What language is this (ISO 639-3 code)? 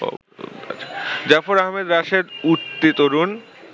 ben